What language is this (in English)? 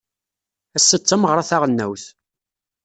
Kabyle